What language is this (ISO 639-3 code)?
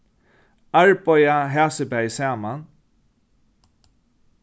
fao